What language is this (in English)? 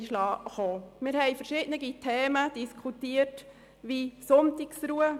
Swiss German